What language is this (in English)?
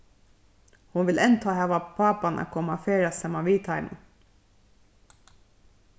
Faroese